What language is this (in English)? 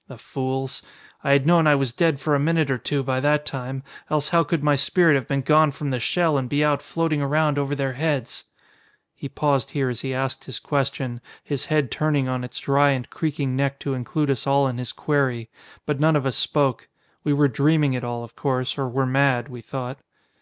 English